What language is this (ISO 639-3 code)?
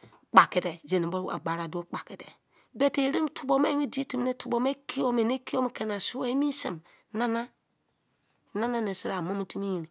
ijc